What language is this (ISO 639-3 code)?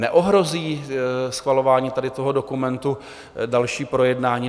ces